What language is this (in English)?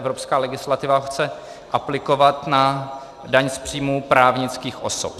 Czech